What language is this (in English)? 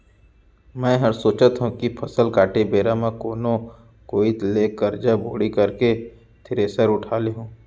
Chhattisgarhi